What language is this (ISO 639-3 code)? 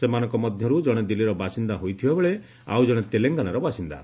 ori